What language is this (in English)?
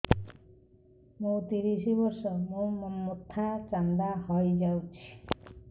Odia